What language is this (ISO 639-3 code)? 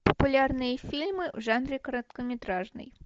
rus